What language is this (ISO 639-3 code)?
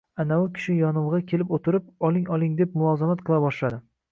uzb